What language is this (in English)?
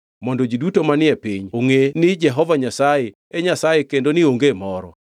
Luo (Kenya and Tanzania)